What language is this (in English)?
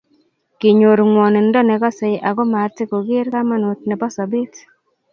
Kalenjin